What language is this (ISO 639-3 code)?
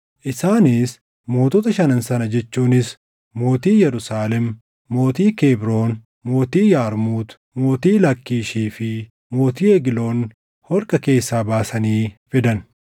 orm